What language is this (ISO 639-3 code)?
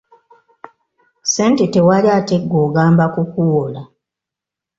lug